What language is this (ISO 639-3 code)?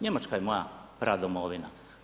hrv